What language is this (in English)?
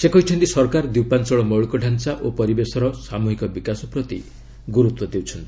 Odia